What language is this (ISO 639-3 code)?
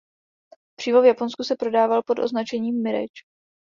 ces